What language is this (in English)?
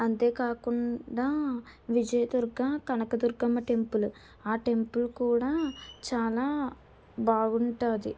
Telugu